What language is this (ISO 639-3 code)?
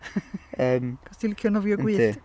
cym